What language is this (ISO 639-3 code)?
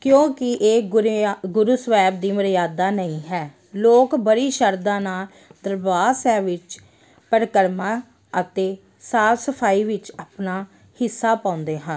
pan